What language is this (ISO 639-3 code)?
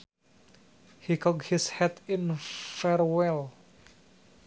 sun